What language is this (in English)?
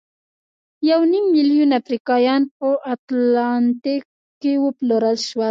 Pashto